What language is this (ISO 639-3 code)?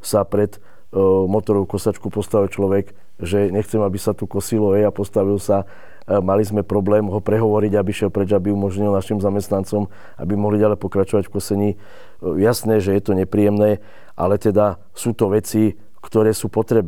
slk